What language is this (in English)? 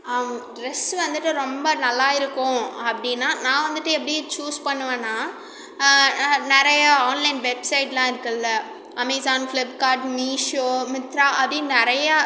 Tamil